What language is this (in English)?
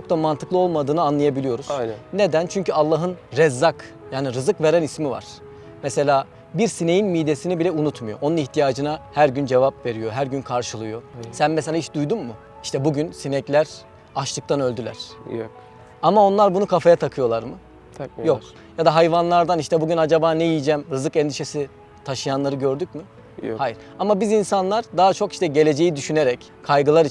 Turkish